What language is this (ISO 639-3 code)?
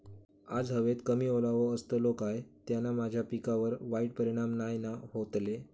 mar